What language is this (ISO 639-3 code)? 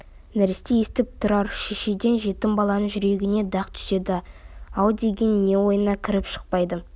kaz